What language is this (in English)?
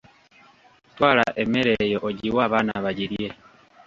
Ganda